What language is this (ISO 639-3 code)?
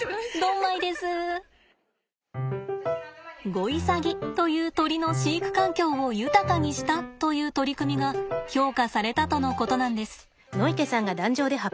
jpn